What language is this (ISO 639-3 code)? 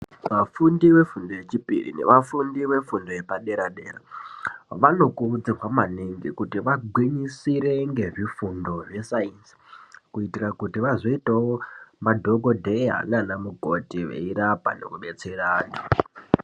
ndc